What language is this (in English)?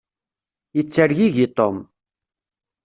Kabyle